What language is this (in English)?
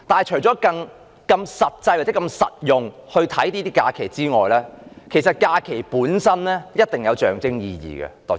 Cantonese